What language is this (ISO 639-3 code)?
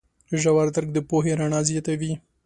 pus